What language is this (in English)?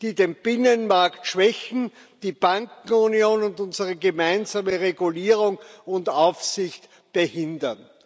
German